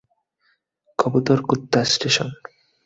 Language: Bangla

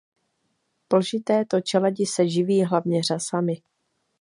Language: Czech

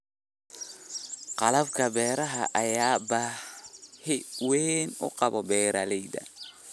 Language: Somali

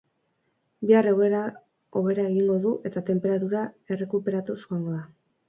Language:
Basque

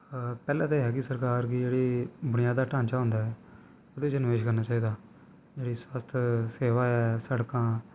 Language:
Dogri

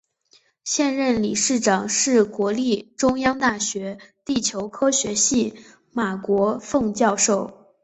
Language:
Chinese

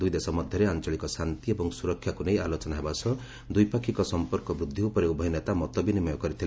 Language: Odia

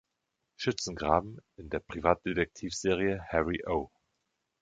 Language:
German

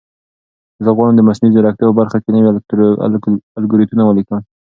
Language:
Pashto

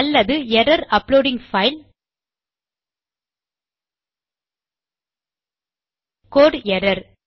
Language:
Tamil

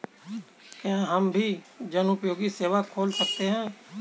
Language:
Hindi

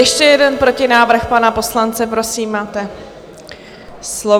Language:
Czech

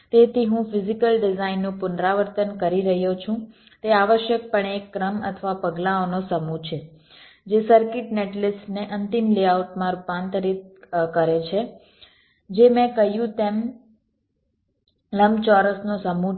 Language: Gujarati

